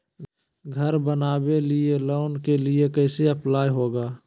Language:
Magahi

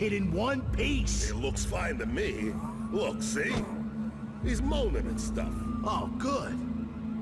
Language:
English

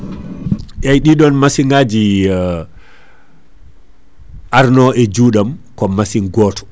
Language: Fula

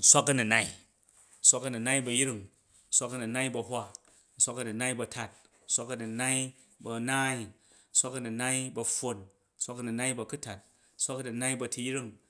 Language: Jju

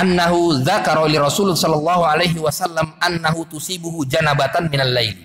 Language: Indonesian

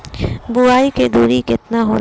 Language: Bhojpuri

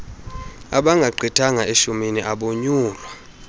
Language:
Xhosa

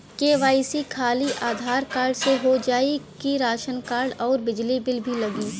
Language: Bhojpuri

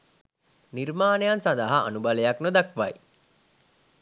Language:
Sinhala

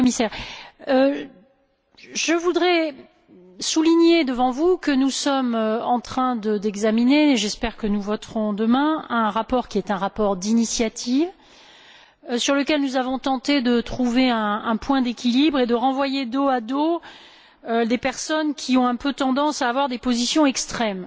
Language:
French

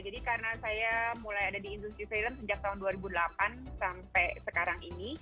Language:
Indonesian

